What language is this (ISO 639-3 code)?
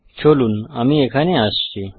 ben